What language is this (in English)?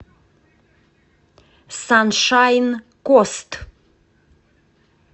Russian